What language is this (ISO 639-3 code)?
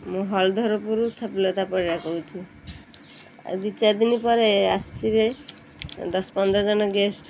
ori